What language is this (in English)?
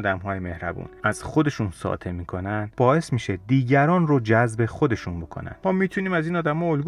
Persian